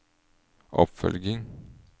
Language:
Norwegian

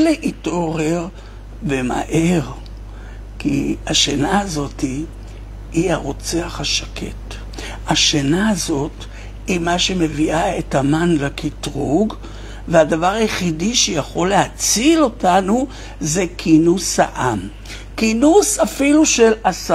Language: Hebrew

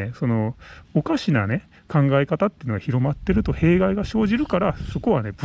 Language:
Japanese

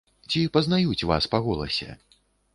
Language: Belarusian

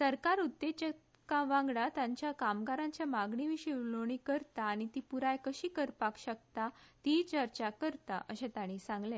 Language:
Konkani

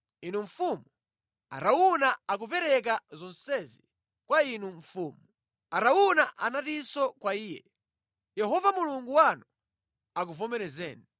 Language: Nyanja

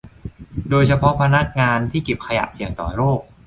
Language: Thai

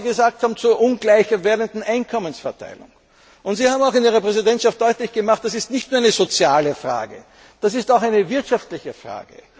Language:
German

